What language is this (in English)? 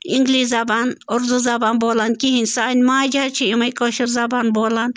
Kashmiri